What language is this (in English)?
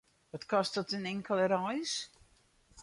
Western Frisian